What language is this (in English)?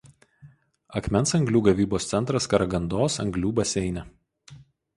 Lithuanian